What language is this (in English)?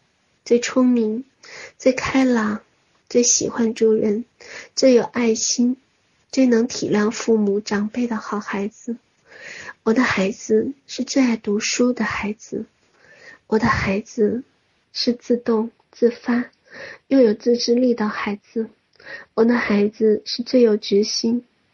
Chinese